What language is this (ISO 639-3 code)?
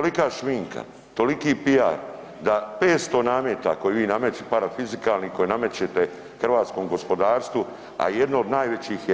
hrv